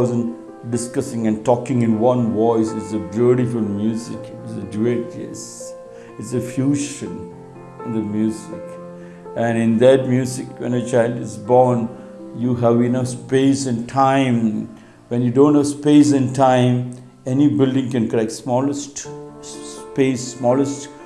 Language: English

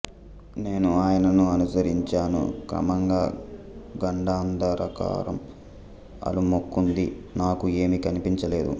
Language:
Telugu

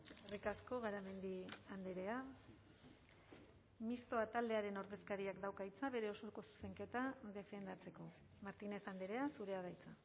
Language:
Basque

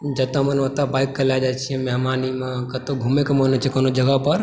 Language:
Maithili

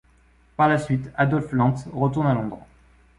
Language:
French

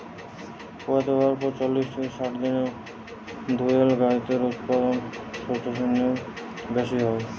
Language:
Bangla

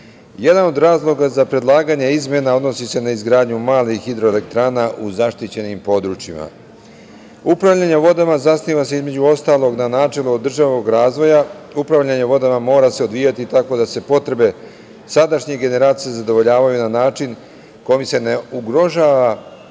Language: Serbian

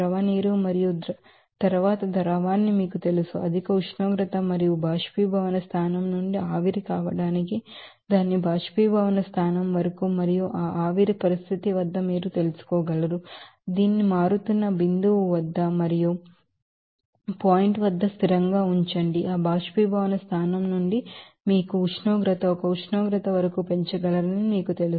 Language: Telugu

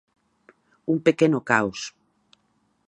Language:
Galician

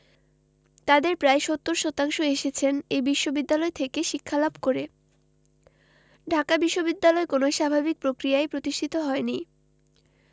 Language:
Bangla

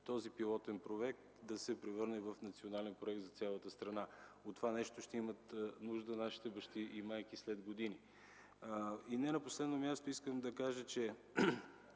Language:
Bulgarian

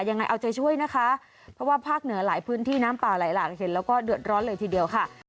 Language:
Thai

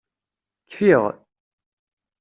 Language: Kabyle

